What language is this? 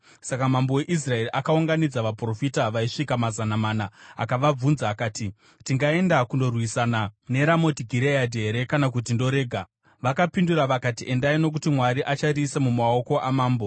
Shona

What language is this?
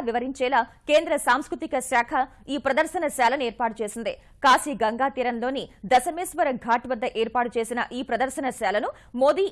Telugu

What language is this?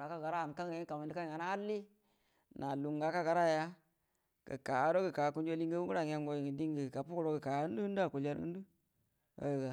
Buduma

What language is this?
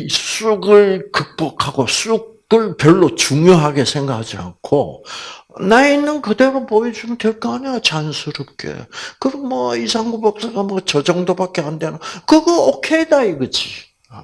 Korean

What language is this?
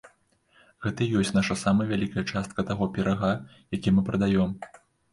Belarusian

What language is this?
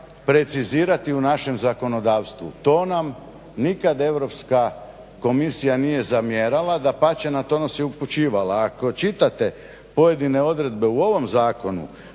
Croatian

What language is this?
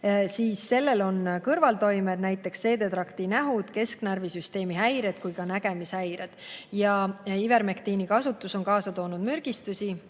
Estonian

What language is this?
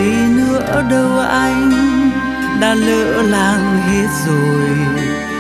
Vietnamese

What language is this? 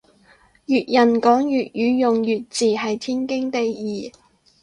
Cantonese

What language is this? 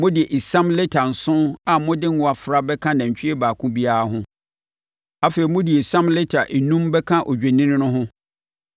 Akan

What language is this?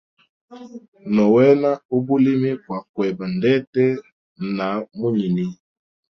Hemba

